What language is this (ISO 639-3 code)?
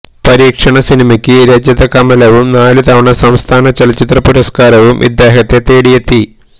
mal